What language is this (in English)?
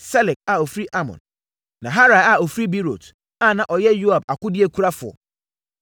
Akan